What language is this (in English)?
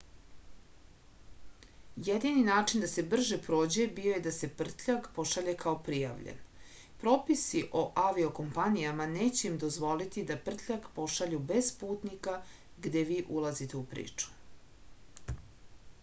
Serbian